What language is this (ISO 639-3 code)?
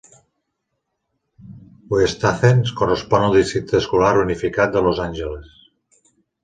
cat